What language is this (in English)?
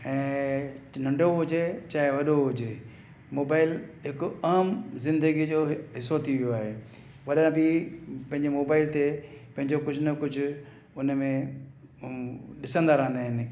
Sindhi